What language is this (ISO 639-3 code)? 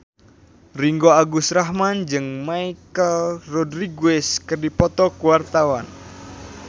sun